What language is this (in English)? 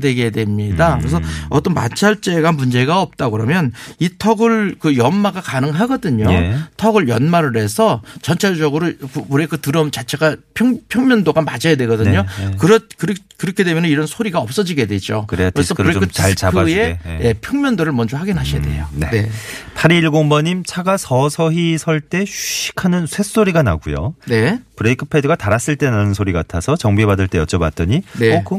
Korean